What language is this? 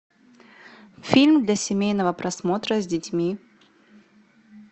Russian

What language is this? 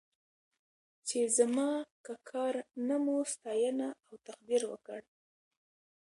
Pashto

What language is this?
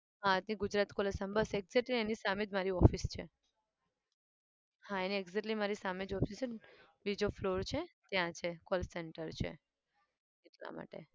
Gujarati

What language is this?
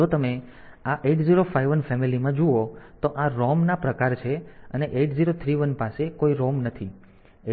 Gujarati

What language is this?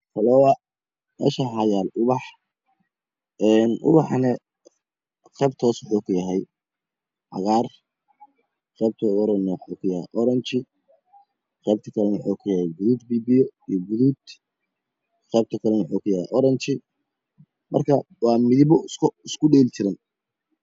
Somali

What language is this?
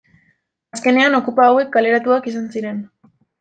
Basque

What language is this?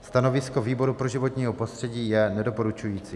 Czech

